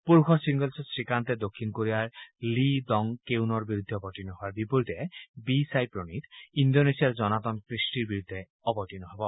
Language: Assamese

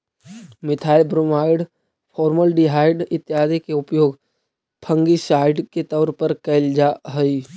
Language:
Magahi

